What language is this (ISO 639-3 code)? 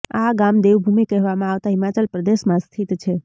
guj